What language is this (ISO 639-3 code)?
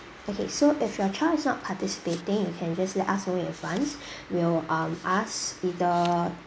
eng